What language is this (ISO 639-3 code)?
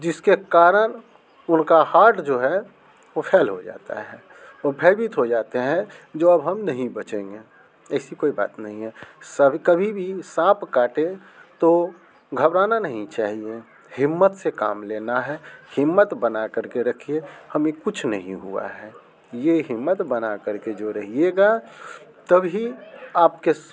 hin